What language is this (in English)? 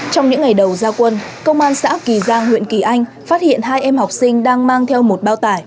Vietnamese